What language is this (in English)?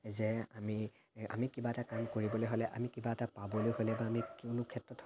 Assamese